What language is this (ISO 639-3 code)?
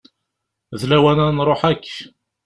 kab